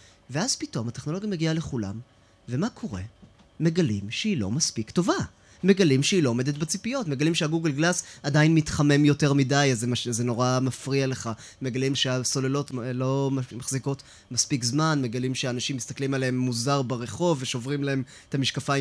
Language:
Hebrew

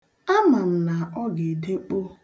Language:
Igbo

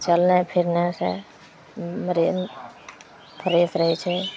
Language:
Maithili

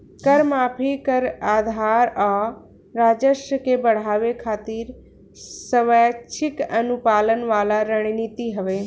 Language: Bhojpuri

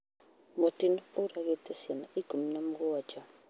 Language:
Kikuyu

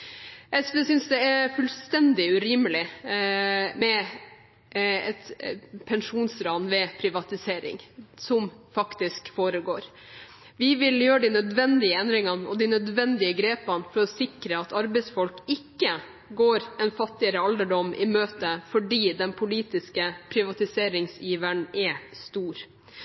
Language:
Norwegian Bokmål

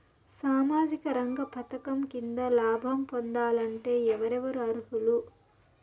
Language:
Telugu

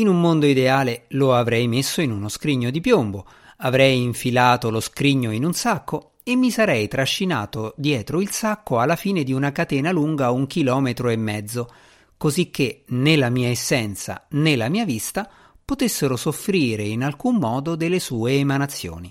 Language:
Italian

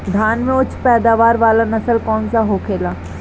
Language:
Bhojpuri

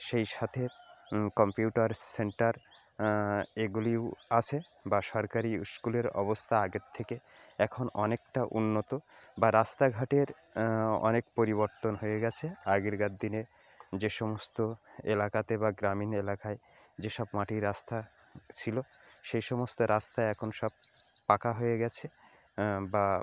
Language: Bangla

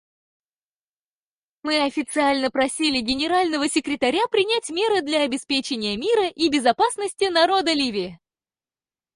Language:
Russian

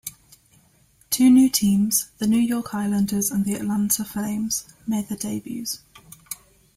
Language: English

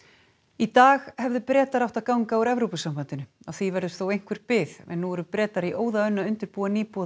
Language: Icelandic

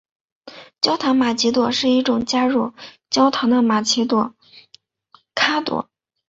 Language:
Chinese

